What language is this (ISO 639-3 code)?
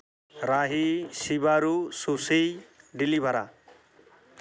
sat